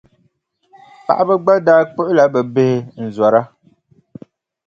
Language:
Dagbani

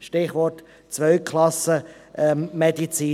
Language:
Swiss German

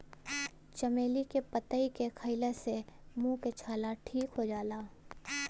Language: Bhojpuri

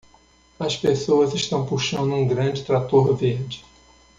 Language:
Portuguese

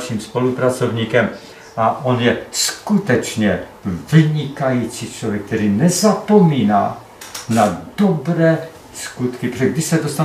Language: Czech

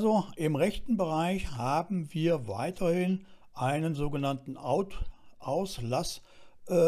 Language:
German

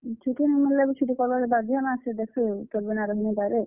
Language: Odia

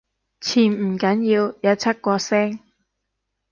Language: Cantonese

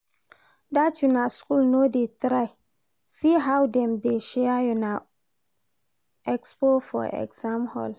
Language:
Nigerian Pidgin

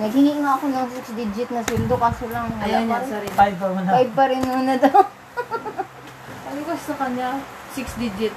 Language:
Filipino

